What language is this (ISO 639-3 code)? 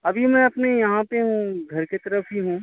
urd